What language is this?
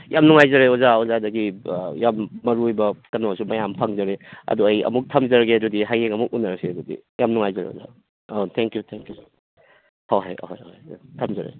Manipuri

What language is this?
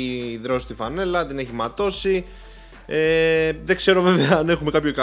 Greek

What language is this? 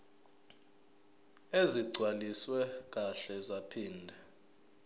Zulu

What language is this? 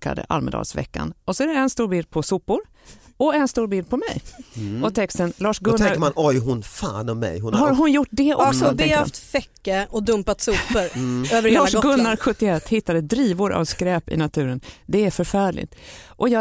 Swedish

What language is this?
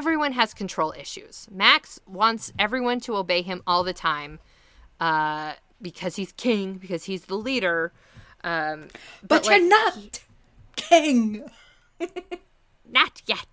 English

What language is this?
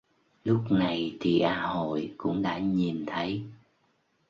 Vietnamese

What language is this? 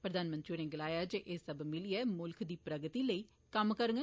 Dogri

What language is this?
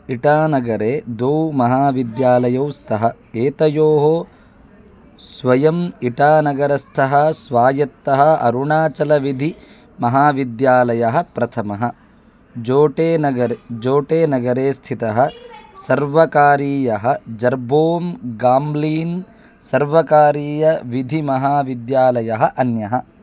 Sanskrit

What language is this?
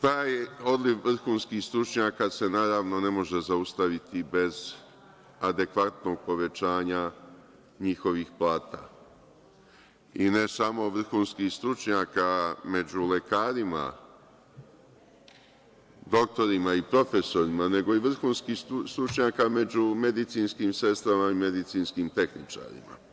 Serbian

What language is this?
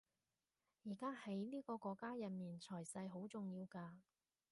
Cantonese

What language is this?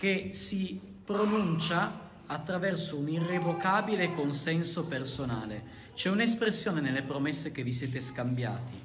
Italian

